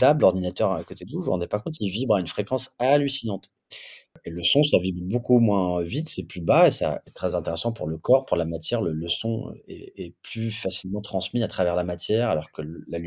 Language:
French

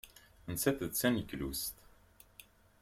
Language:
Kabyle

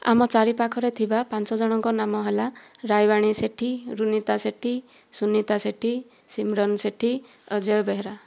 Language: Odia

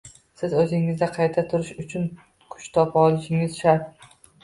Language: Uzbek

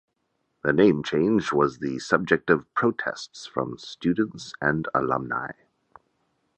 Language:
English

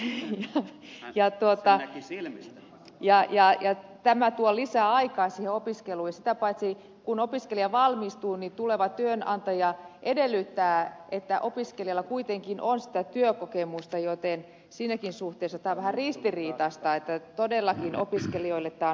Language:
Finnish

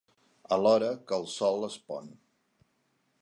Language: Catalan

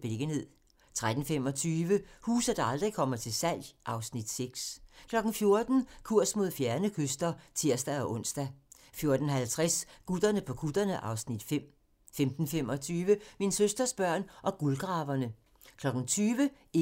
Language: Danish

